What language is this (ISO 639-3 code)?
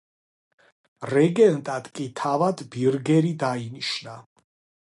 kat